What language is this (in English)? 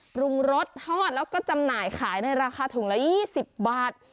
Thai